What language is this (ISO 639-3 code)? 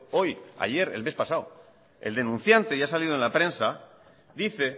spa